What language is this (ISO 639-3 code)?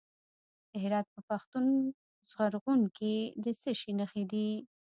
pus